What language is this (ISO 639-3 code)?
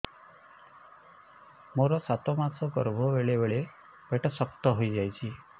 ori